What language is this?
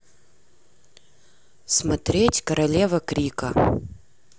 Russian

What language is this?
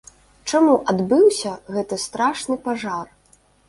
Belarusian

